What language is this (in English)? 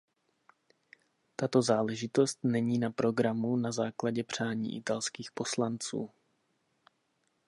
Czech